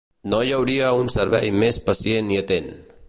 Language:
Catalan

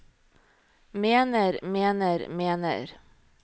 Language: Norwegian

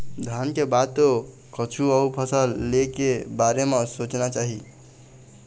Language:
Chhattisgarhi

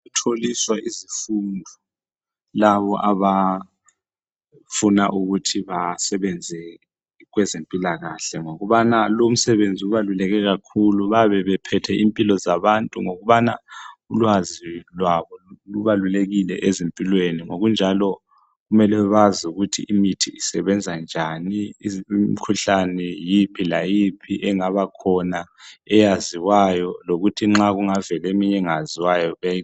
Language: North Ndebele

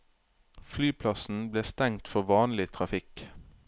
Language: Norwegian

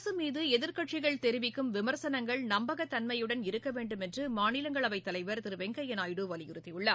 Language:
Tamil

